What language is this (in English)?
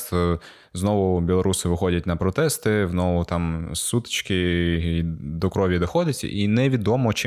Ukrainian